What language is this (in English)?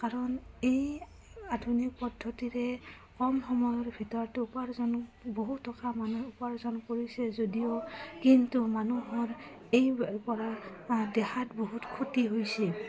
Assamese